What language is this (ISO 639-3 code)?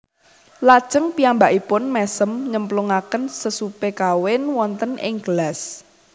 jav